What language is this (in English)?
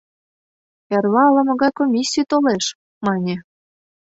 Mari